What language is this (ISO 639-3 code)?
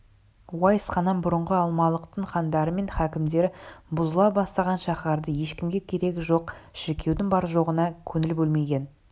kaz